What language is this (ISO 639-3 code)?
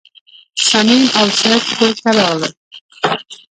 pus